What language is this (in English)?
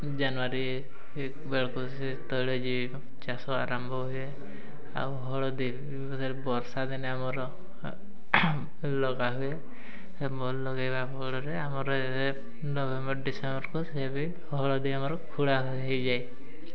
Odia